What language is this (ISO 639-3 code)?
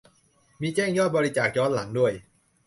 tha